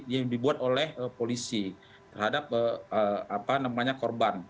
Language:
Indonesian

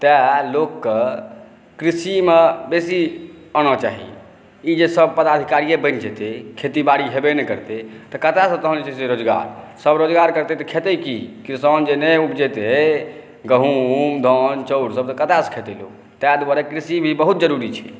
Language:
Maithili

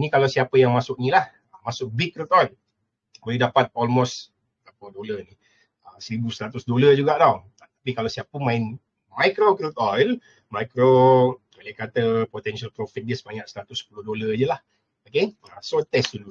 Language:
Malay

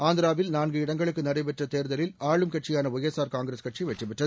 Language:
Tamil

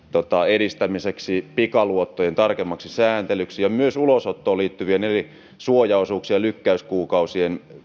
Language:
Finnish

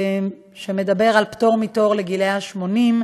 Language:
Hebrew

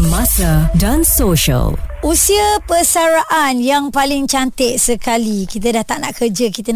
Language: Malay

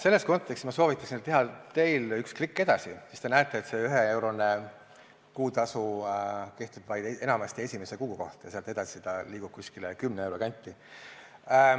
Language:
Estonian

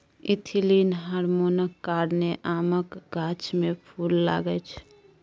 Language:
Maithili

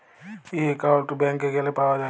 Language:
Bangla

